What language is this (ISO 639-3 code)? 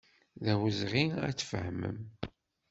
kab